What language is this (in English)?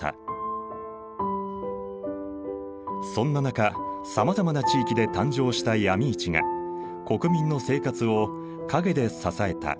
Japanese